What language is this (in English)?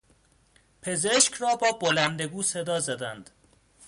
Persian